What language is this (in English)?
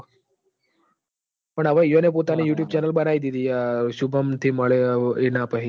Gujarati